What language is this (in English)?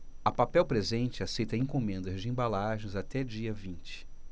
Portuguese